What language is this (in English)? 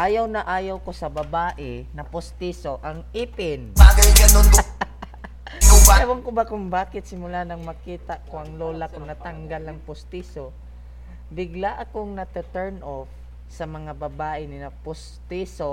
Filipino